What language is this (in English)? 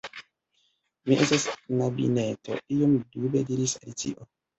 Esperanto